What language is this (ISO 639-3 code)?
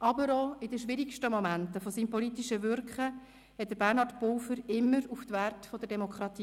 gsw